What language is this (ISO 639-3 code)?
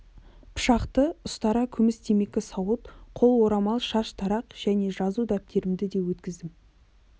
kaz